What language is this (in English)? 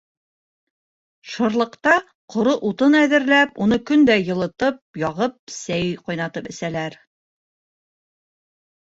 Bashkir